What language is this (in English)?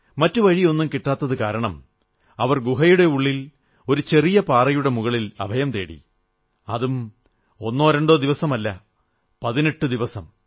Malayalam